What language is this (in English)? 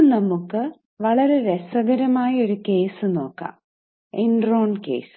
Malayalam